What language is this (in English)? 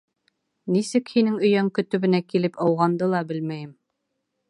Bashkir